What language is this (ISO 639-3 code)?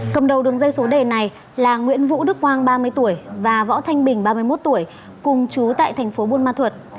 vie